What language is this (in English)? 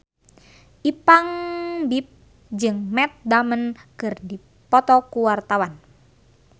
Sundanese